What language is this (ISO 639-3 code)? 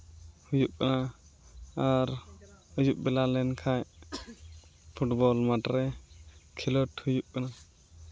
sat